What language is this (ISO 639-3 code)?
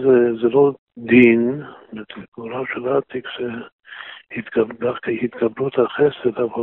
heb